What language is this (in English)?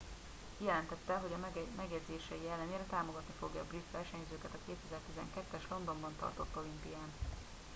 Hungarian